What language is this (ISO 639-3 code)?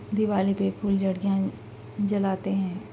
urd